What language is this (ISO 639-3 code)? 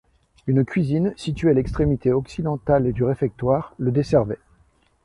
fra